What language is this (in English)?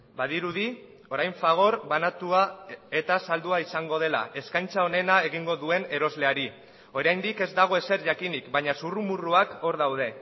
Basque